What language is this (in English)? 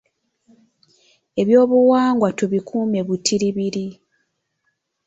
Ganda